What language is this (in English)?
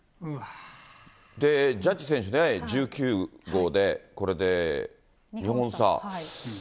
Japanese